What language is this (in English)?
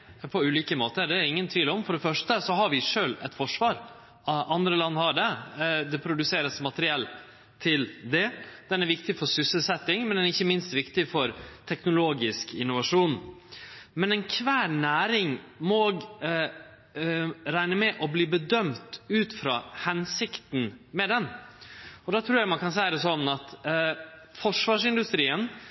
Norwegian Nynorsk